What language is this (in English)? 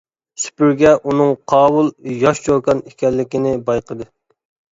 Uyghur